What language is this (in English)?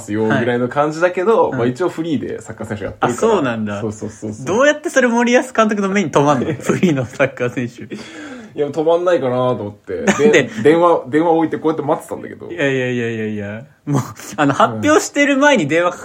Japanese